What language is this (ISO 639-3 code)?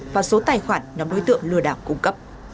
vie